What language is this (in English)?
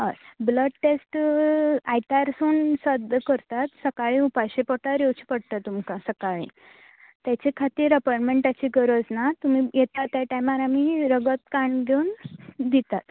Konkani